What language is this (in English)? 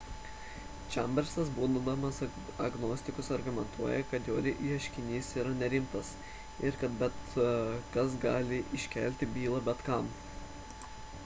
Lithuanian